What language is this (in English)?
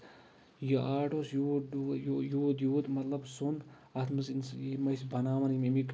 Kashmiri